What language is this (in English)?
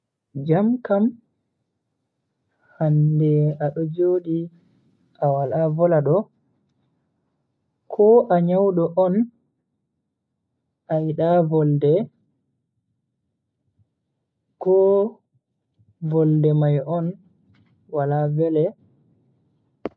Bagirmi Fulfulde